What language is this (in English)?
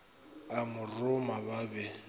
Northern Sotho